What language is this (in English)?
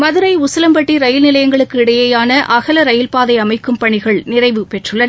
Tamil